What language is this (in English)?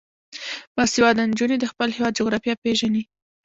Pashto